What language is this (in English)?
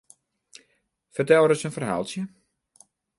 Western Frisian